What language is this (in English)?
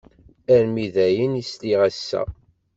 Kabyle